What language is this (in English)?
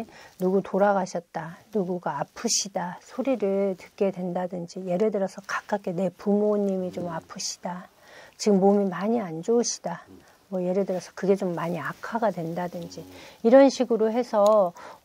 Korean